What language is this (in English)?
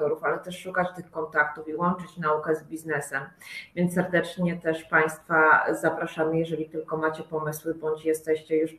Polish